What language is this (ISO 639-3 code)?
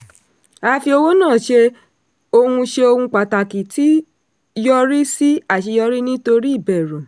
yor